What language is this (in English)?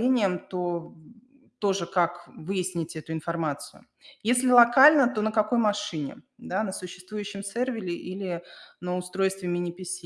Russian